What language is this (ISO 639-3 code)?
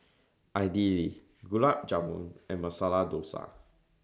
eng